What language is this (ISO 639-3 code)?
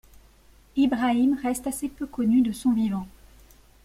fra